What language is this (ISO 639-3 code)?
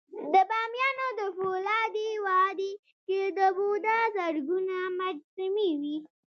pus